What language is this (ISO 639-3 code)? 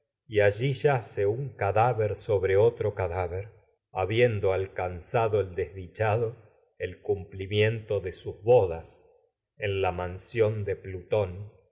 spa